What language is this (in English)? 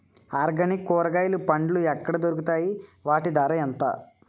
Telugu